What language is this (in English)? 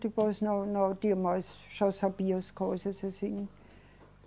Portuguese